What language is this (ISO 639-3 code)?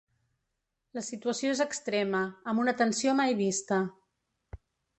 cat